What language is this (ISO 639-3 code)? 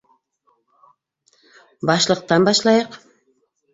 bak